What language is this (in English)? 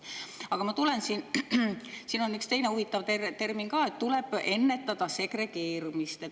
Estonian